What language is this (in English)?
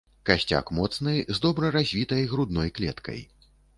Belarusian